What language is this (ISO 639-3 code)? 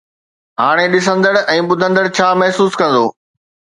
snd